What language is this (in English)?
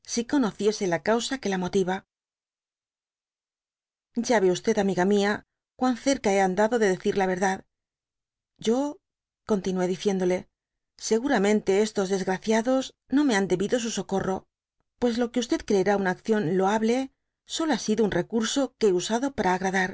Spanish